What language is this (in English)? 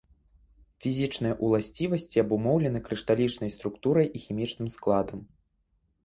Belarusian